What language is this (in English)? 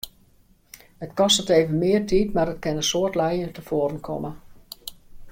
Western Frisian